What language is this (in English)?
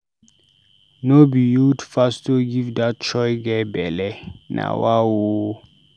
Nigerian Pidgin